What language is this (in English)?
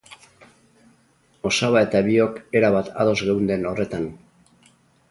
Basque